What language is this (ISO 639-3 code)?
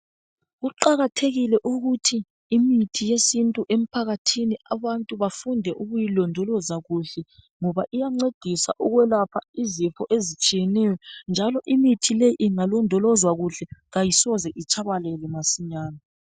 nde